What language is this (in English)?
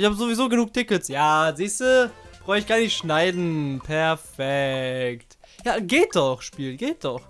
German